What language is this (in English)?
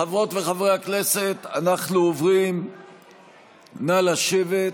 Hebrew